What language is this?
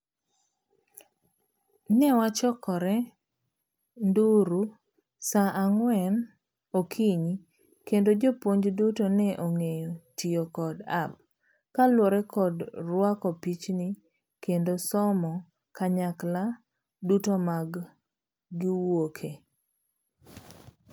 Luo (Kenya and Tanzania)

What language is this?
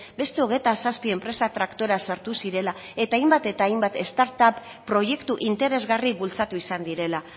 Basque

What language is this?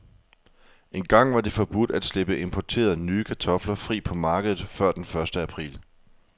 Danish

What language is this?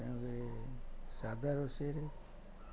Odia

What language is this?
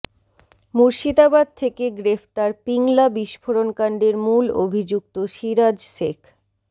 Bangla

